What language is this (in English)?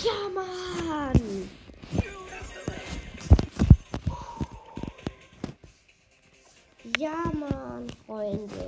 German